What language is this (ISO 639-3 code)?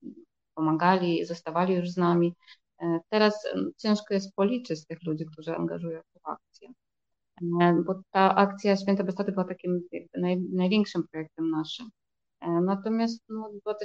pol